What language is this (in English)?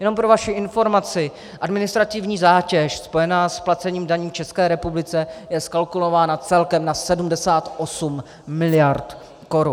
Czech